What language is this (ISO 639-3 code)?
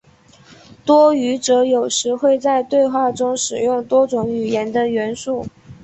zho